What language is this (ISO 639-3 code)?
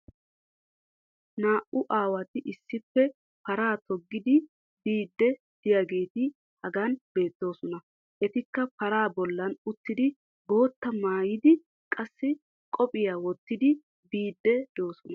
wal